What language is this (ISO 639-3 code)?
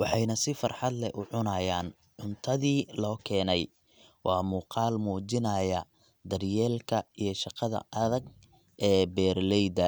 som